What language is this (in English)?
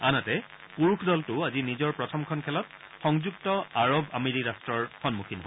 Assamese